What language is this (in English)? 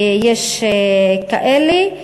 Hebrew